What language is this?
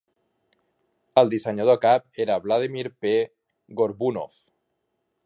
Catalan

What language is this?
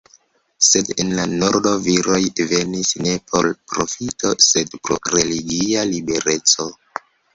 Esperanto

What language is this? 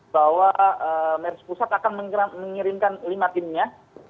Indonesian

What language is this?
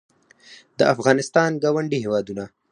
Pashto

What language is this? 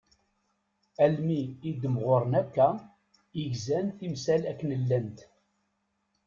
Kabyle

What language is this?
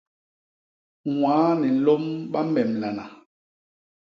Basaa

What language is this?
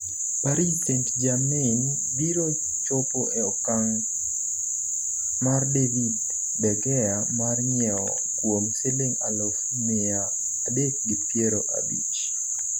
Luo (Kenya and Tanzania)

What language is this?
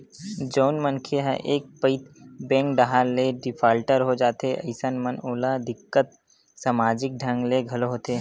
Chhattisgarhi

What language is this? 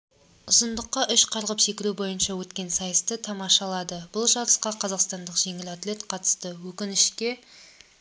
Kazakh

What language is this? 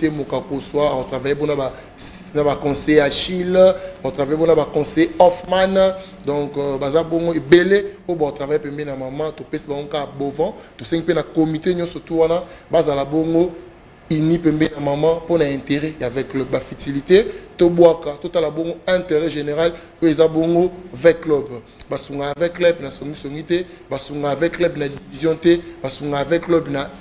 French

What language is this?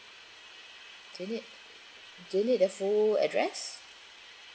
English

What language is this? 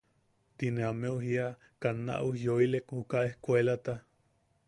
Yaqui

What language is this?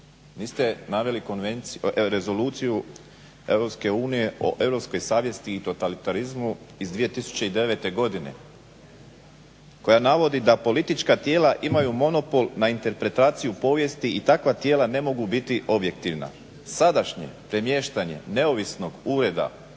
Croatian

